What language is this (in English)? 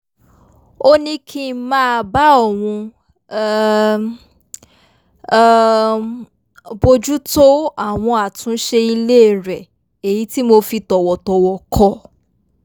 Yoruba